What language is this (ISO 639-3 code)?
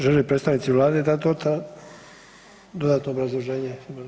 hrv